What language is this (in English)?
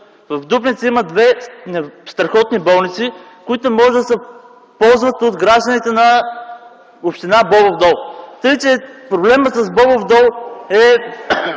Bulgarian